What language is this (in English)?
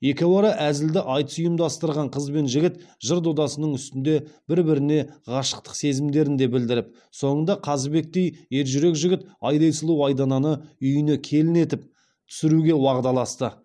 Kazakh